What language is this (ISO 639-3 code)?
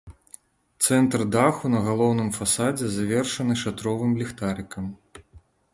bel